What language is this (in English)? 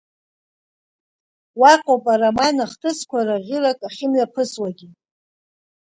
Abkhazian